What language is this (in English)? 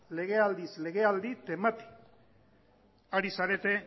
Basque